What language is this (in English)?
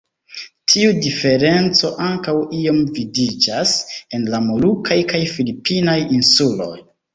Esperanto